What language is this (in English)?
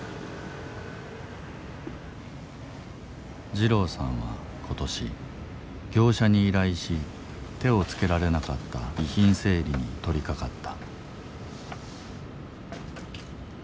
Japanese